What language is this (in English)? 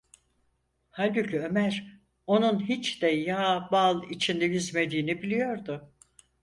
Turkish